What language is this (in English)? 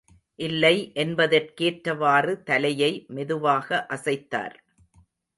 Tamil